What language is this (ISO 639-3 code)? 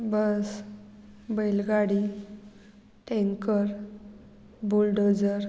kok